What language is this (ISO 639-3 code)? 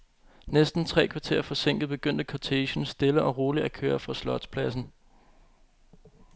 dan